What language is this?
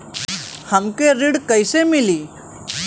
Bhojpuri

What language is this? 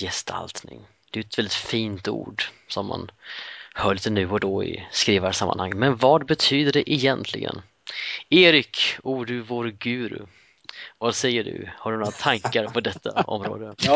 Swedish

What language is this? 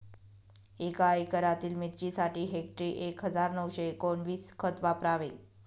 Marathi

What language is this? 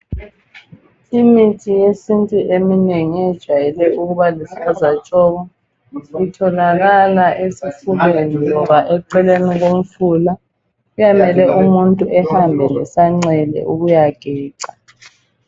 North Ndebele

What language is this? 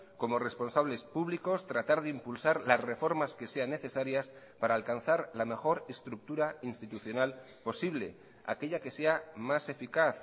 Spanish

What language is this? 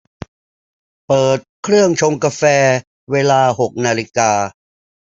Thai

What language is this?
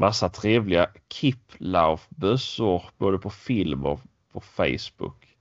Swedish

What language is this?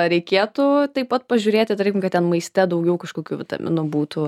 Lithuanian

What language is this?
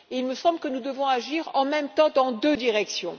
French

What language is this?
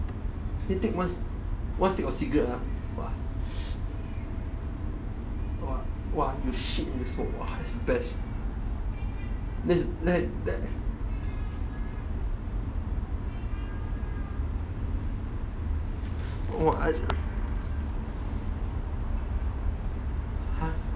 English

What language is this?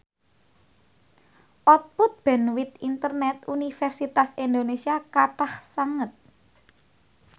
Javanese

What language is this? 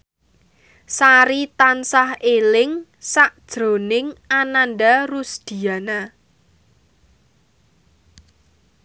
Javanese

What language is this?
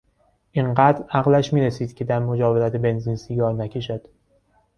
Persian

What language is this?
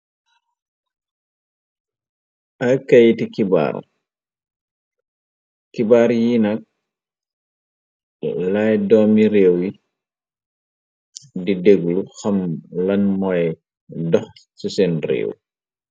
Wolof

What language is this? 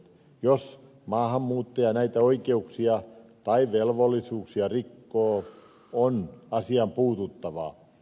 Finnish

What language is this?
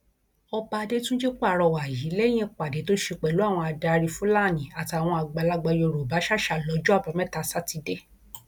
Yoruba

